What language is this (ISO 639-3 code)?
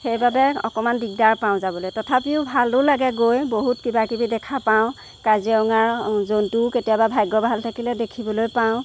asm